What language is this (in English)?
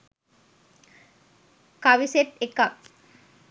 Sinhala